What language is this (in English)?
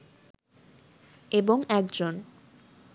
Bangla